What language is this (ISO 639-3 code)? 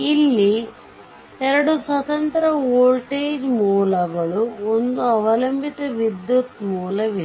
kan